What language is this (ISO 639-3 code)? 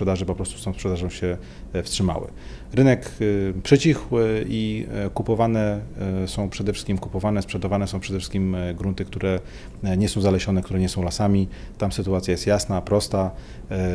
pol